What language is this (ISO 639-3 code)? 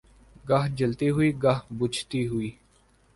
urd